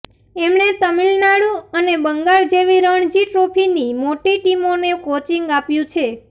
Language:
Gujarati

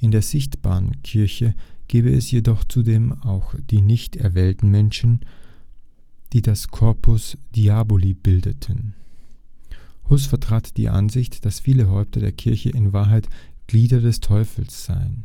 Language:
German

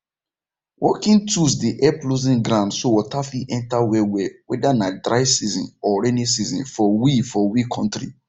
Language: Nigerian Pidgin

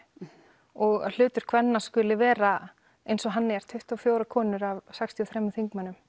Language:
Icelandic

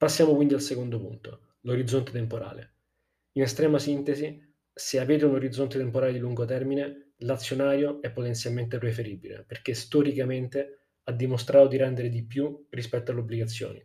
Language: Italian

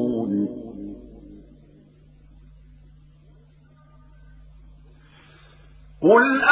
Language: Arabic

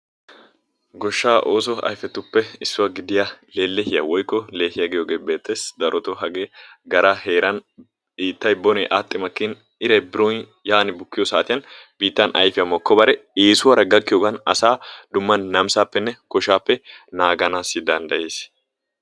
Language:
Wolaytta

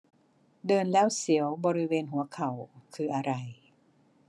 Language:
Thai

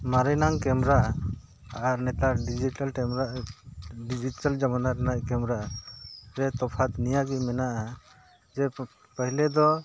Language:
Santali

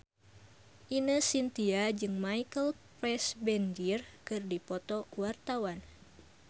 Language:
Sundanese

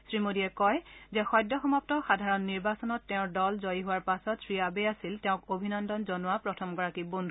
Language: Assamese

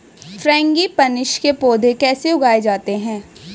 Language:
Hindi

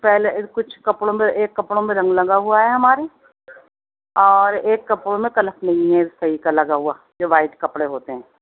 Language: Urdu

